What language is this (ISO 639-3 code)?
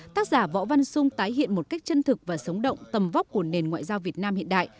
vie